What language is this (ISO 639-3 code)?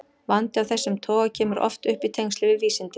isl